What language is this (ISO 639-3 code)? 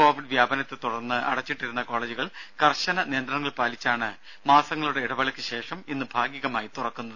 mal